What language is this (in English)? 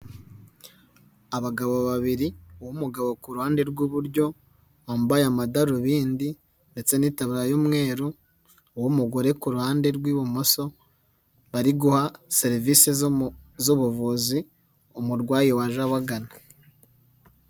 Kinyarwanda